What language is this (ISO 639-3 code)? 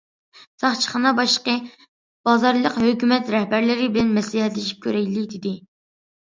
uig